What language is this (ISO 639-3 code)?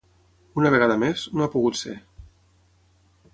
cat